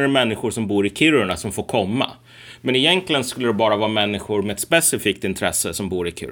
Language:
Swedish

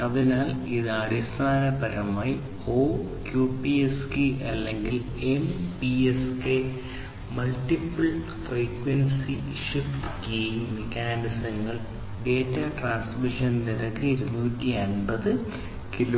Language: Malayalam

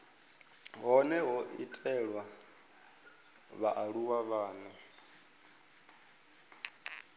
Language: Venda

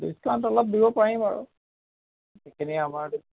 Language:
Assamese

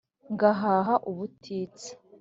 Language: Kinyarwanda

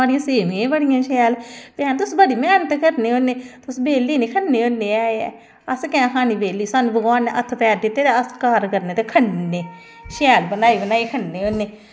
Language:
Dogri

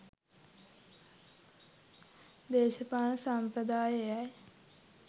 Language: Sinhala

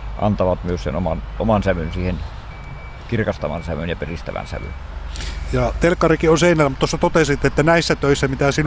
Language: Finnish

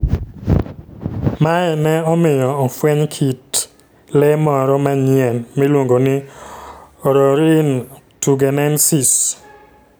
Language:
Luo (Kenya and Tanzania)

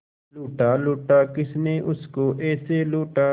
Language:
Hindi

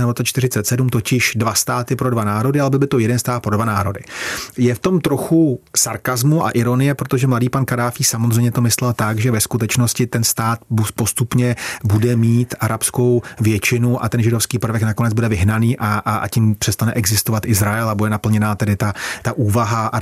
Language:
Czech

